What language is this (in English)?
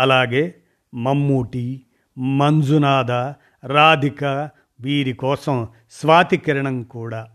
Telugu